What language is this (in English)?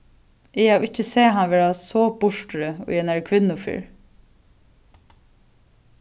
Faroese